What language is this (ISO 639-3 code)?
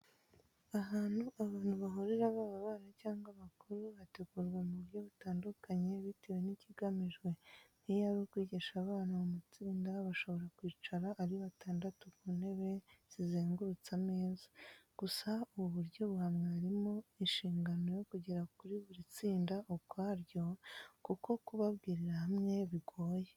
kin